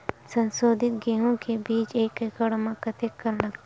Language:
Chhattisgarhi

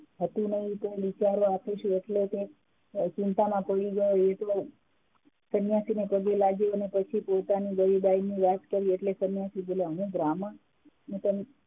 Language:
Gujarati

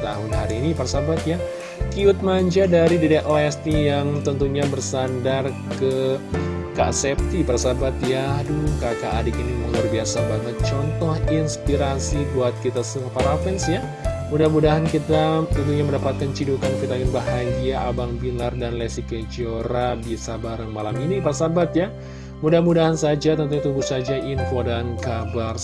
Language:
Indonesian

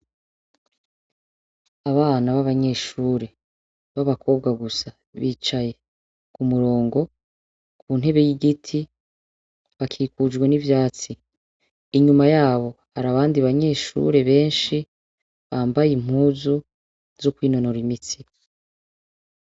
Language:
Rundi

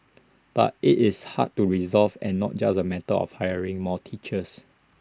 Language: English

